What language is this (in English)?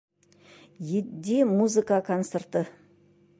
Bashkir